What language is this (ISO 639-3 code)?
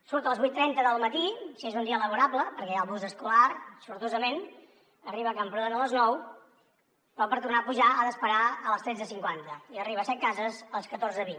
cat